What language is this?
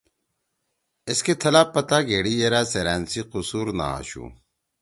Torwali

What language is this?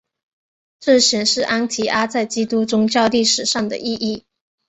Chinese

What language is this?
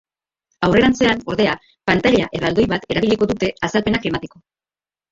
Basque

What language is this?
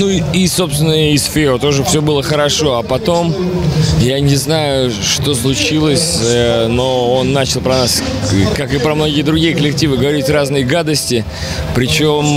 Russian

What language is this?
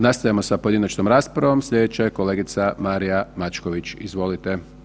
Croatian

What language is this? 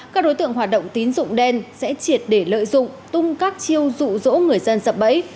Vietnamese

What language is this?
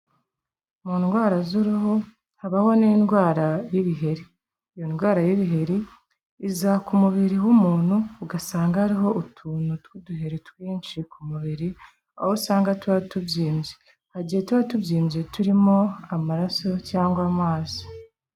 Kinyarwanda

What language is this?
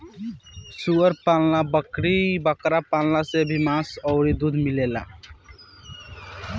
Bhojpuri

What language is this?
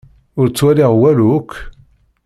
Kabyle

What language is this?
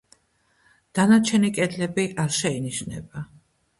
Georgian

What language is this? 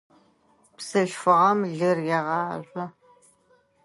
Adyghe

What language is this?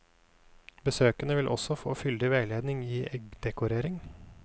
Norwegian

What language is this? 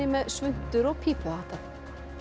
Icelandic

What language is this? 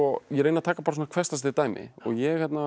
Icelandic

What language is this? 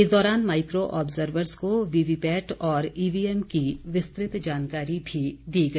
Hindi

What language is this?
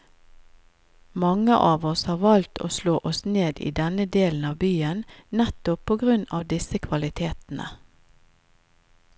Norwegian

